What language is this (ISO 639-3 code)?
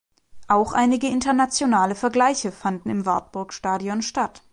deu